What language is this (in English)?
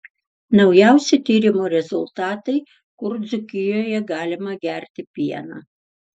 Lithuanian